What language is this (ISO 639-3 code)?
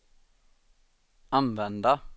swe